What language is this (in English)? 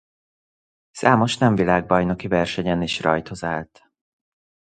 Hungarian